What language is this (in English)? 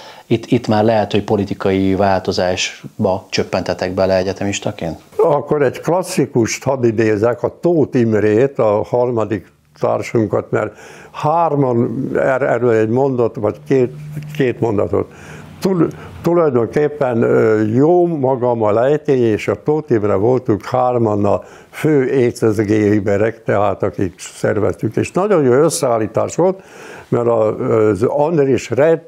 Hungarian